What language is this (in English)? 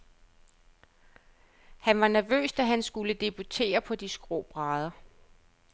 Danish